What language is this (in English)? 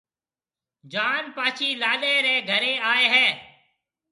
Marwari (Pakistan)